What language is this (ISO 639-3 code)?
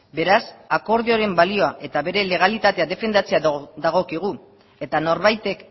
eus